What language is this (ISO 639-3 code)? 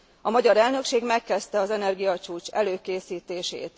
hun